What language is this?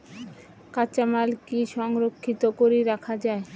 Bangla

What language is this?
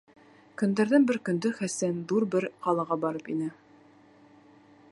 Bashkir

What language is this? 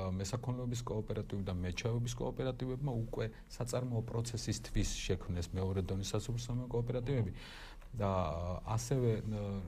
Romanian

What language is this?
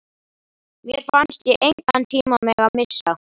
Icelandic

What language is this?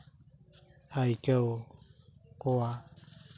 Santali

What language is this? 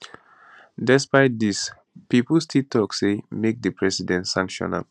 Nigerian Pidgin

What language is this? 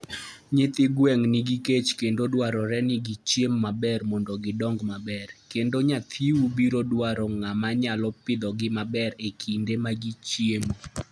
Luo (Kenya and Tanzania)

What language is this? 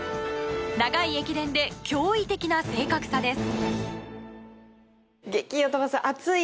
Japanese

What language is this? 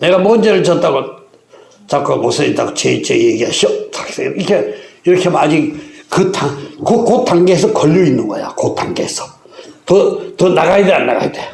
Korean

